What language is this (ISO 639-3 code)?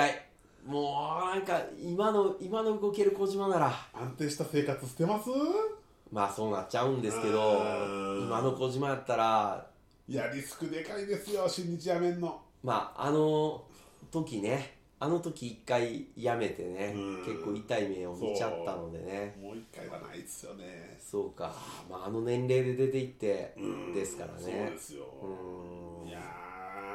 jpn